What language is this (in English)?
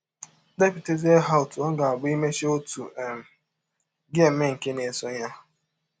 Igbo